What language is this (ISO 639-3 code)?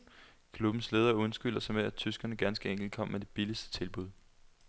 dan